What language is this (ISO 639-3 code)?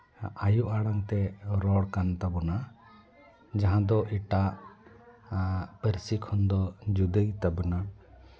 sat